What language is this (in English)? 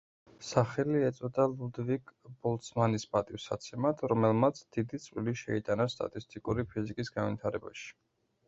Georgian